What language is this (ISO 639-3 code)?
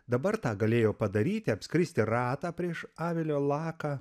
lit